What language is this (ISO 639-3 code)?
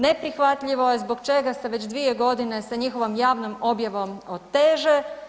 hrv